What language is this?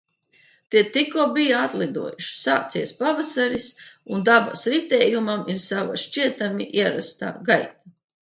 Latvian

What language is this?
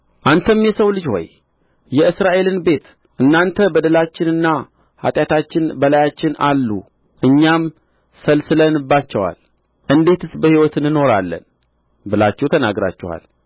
Amharic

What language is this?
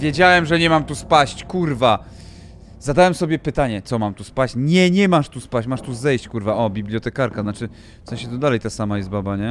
Polish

